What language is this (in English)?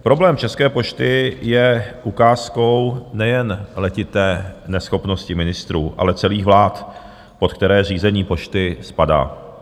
Czech